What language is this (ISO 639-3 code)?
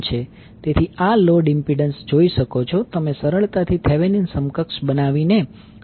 guj